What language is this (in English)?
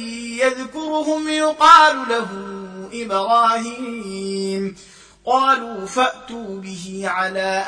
Arabic